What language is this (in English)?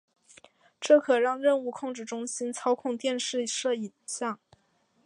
Chinese